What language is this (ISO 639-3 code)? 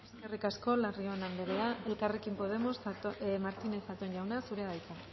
eus